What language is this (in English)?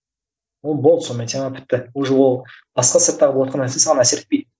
Kazakh